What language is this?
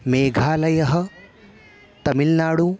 Sanskrit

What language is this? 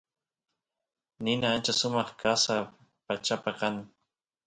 Santiago del Estero Quichua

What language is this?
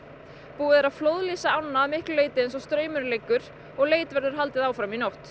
Icelandic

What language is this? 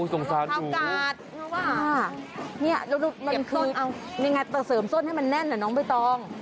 Thai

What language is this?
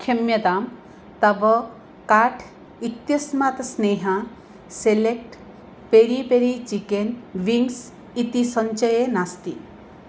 Sanskrit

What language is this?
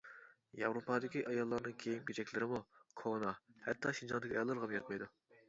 Uyghur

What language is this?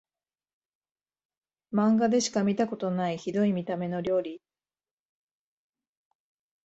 Japanese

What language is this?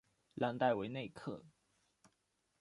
Chinese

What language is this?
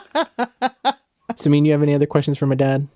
English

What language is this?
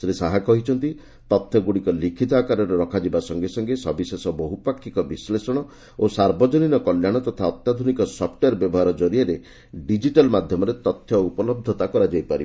Odia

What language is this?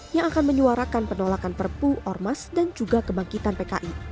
Indonesian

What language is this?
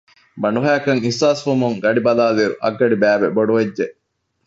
Divehi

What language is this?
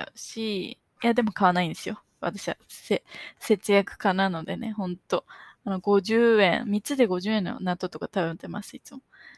Japanese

